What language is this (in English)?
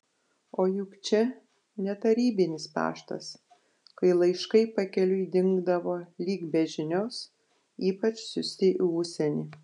Lithuanian